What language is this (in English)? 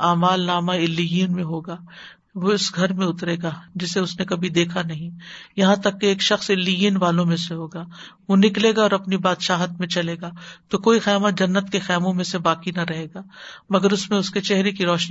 Urdu